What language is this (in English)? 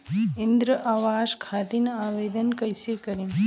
Bhojpuri